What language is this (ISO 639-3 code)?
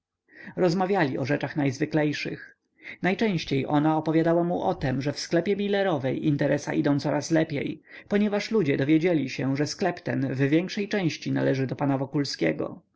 pol